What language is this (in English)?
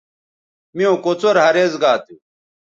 Bateri